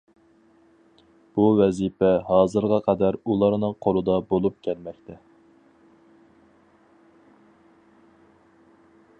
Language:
Uyghur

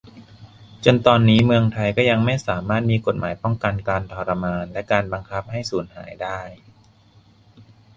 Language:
Thai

